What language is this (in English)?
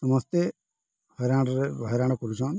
Odia